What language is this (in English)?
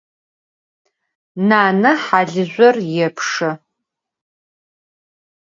Adyghe